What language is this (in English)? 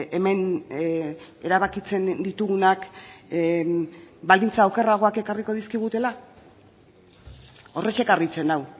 Basque